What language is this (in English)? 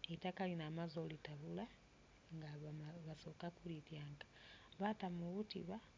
Soga